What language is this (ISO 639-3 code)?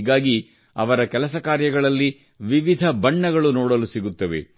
kan